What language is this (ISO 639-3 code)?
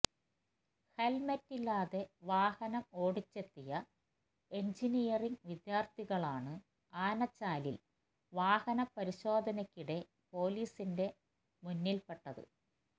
mal